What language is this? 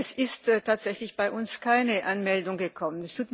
German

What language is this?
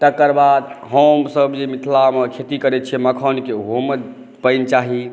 Maithili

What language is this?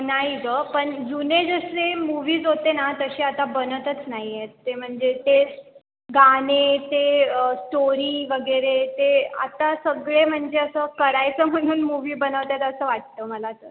Marathi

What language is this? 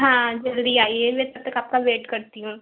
Hindi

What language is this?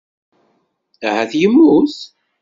Kabyle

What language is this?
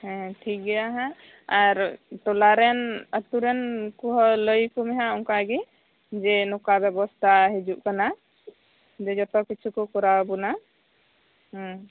Santali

